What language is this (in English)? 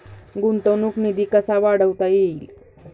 Marathi